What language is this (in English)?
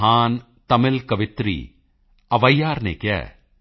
Punjabi